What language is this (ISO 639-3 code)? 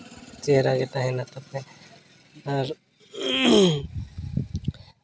sat